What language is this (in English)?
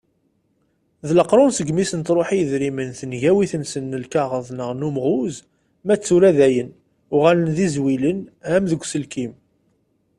Kabyle